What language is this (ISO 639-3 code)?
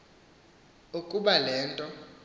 xho